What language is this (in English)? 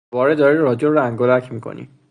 Persian